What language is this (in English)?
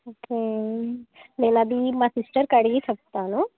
Telugu